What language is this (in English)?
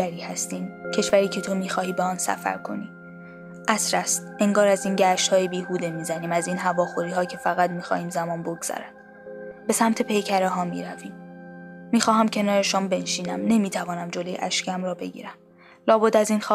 Persian